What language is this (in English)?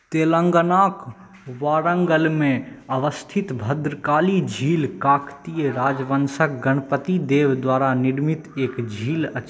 Maithili